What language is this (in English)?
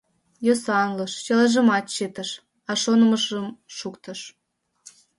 Mari